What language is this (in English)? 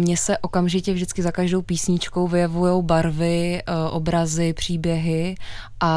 Czech